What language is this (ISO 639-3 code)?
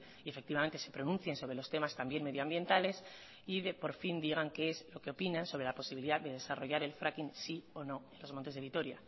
spa